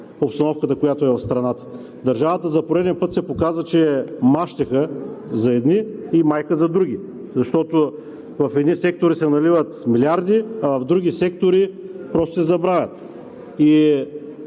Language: Bulgarian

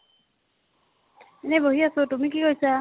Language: Assamese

